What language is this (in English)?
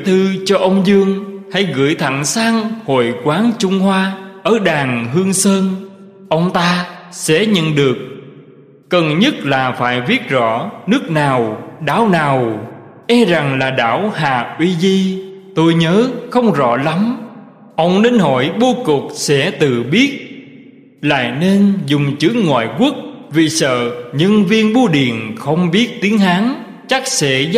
Vietnamese